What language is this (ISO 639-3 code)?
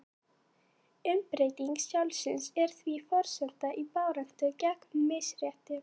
isl